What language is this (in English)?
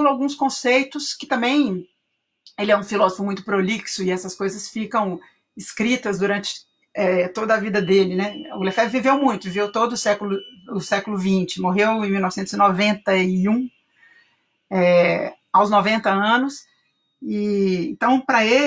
Portuguese